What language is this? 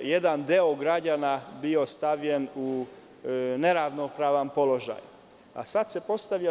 Serbian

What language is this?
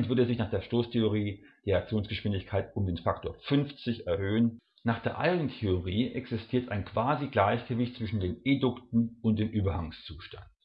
German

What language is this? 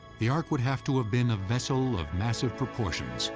English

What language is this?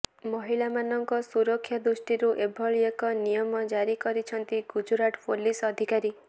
Odia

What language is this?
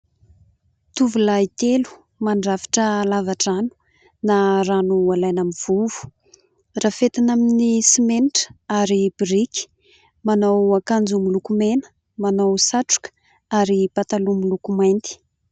Malagasy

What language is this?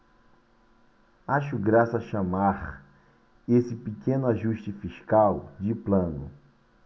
Portuguese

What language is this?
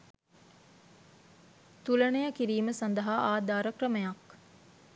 Sinhala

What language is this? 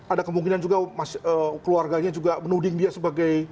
Indonesian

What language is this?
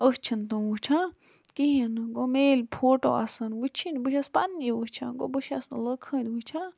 Kashmiri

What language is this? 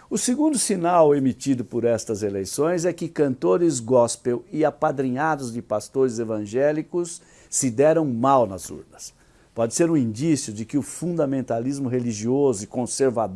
Portuguese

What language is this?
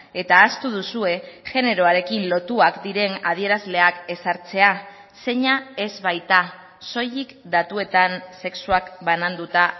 Basque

